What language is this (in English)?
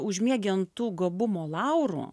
Lithuanian